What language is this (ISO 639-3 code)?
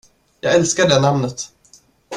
swe